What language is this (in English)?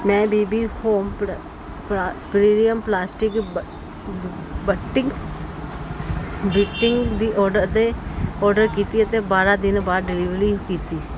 Punjabi